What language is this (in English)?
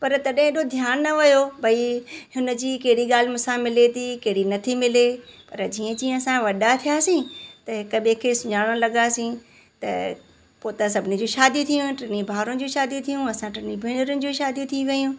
Sindhi